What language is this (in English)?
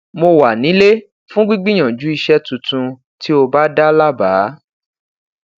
Yoruba